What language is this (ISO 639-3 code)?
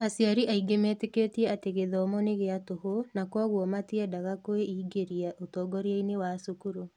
kik